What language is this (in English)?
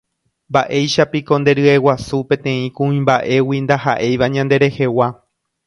Guarani